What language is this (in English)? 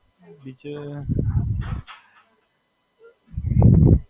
Gujarati